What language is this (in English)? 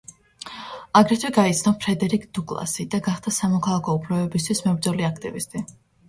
Georgian